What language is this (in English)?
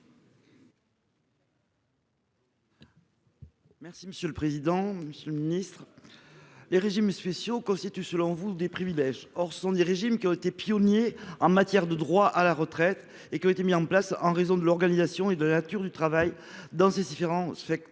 French